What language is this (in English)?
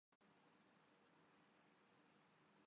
Urdu